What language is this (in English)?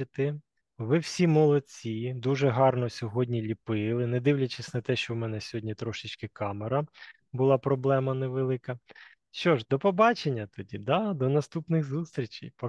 Ukrainian